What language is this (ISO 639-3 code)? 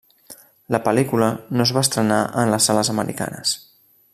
cat